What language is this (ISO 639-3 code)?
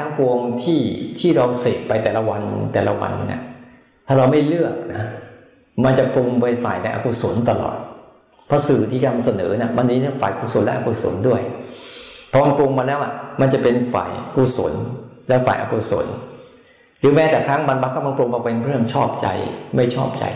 tha